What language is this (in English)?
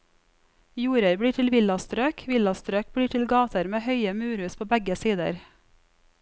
Norwegian